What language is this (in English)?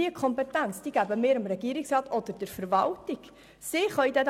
Swiss German